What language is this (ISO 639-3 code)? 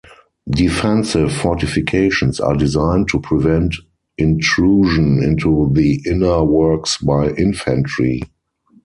eng